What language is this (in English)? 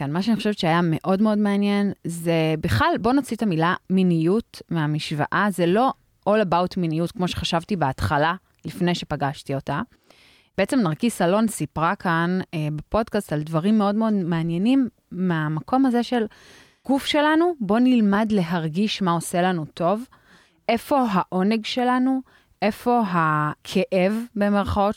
Hebrew